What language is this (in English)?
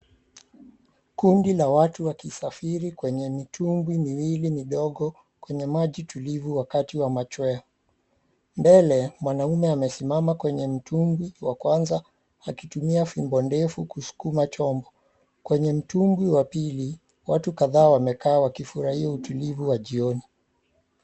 Swahili